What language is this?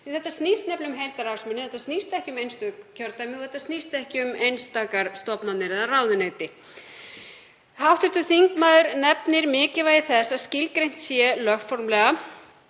Icelandic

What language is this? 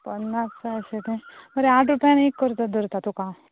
Konkani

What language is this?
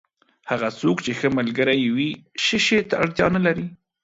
Pashto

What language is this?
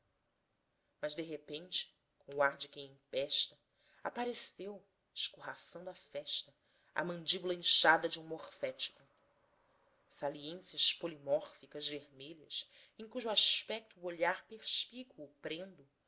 Portuguese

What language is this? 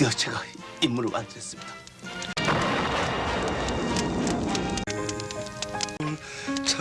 Korean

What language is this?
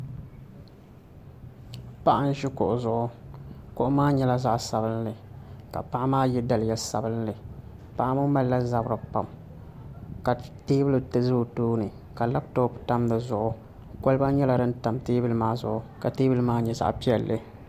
Dagbani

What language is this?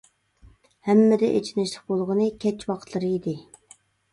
Uyghur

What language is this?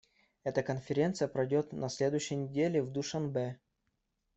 Russian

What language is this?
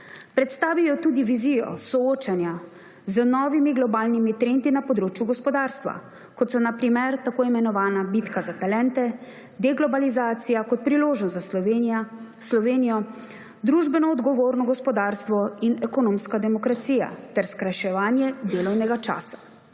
Slovenian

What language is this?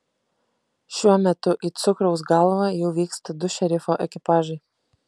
Lithuanian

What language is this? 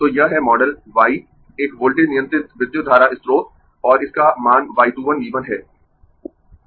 Hindi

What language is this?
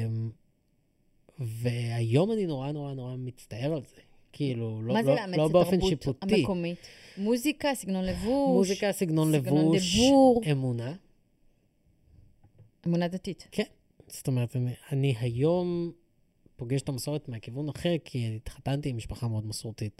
Hebrew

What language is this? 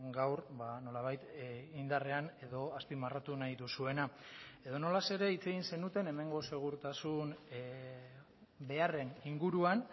Basque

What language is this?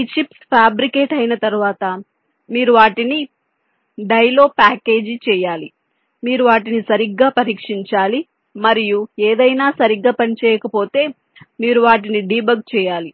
Telugu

